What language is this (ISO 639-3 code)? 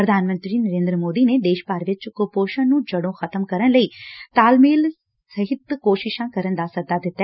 pan